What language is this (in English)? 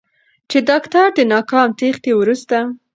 Pashto